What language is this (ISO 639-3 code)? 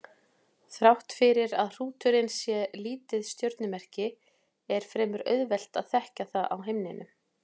isl